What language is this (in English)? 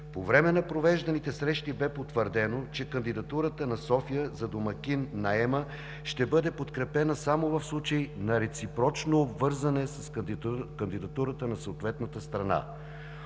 Bulgarian